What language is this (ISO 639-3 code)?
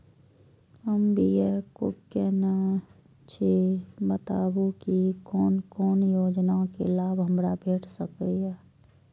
mai